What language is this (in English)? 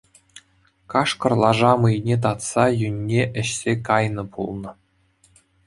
Chuvash